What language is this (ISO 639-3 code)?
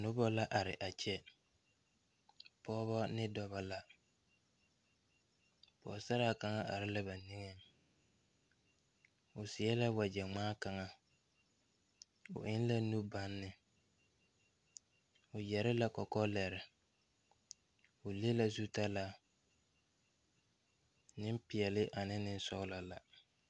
dga